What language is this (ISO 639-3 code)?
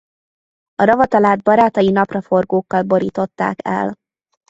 hun